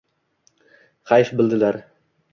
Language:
Uzbek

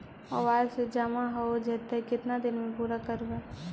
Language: Magahi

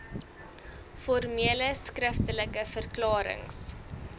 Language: Afrikaans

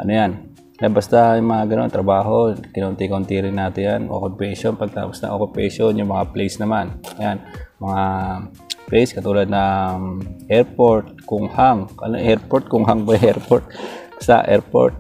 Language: Filipino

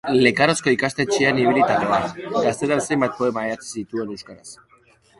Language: Basque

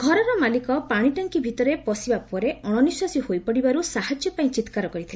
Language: Odia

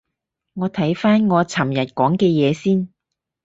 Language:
Cantonese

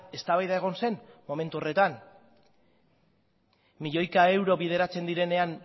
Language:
Basque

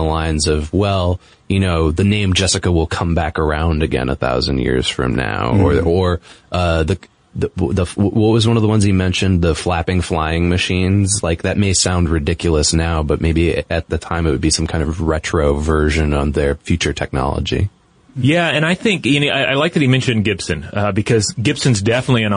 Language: English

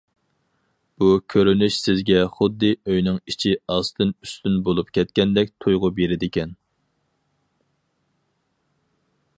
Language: Uyghur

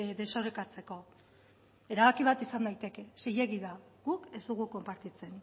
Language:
Basque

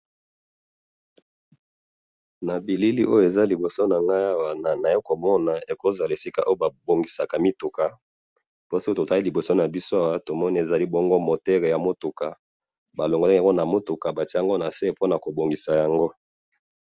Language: Lingala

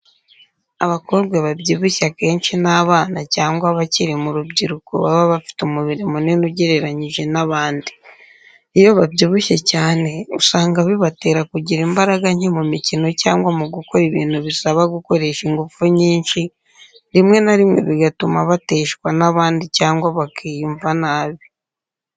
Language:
Kinyarwanda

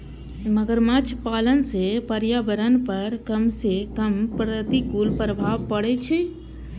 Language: Maithili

